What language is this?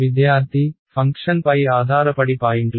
Telugu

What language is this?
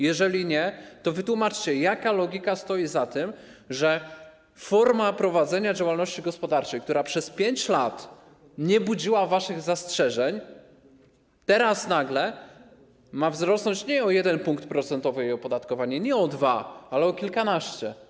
Polish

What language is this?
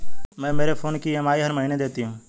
Hindi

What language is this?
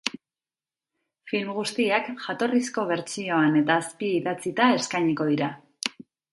Basque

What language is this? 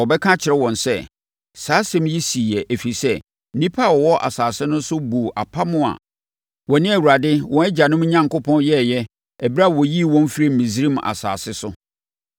Akan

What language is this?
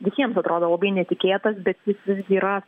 Lithuanian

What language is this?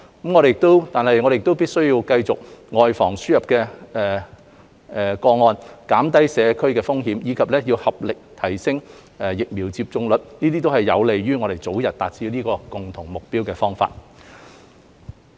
Cantonese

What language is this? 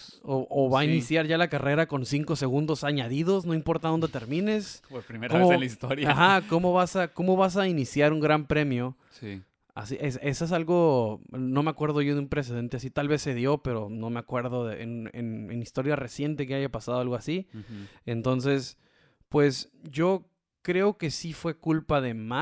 Spanish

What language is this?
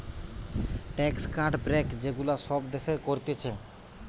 Bangla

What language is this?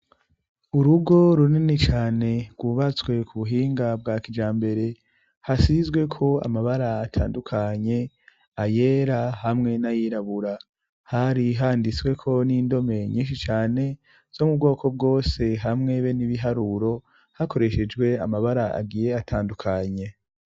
Rundi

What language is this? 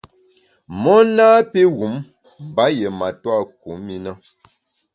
Bamun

